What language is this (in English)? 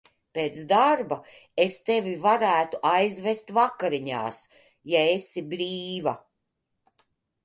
Latvian